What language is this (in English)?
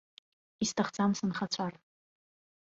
Abkhazian